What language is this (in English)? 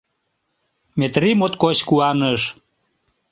Mari